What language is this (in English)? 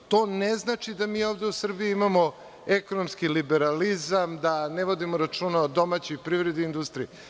Serbian